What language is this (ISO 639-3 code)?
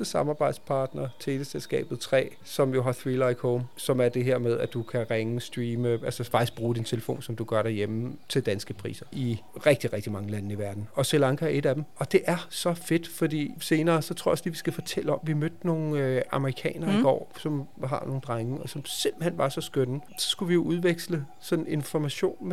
dan